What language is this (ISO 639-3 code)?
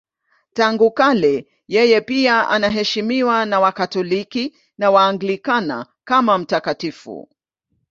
swa